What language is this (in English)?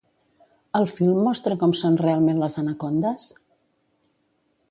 Catalan